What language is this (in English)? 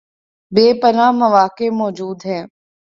Urdu